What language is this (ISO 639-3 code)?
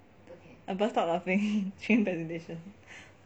eng